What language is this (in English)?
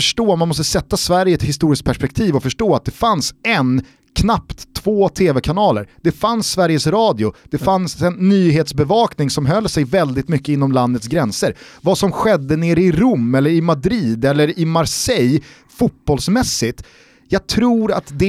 Swedish